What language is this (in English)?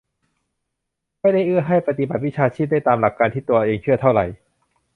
Thai